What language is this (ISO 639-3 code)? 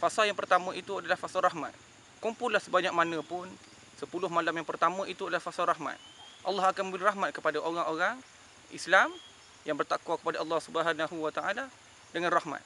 msa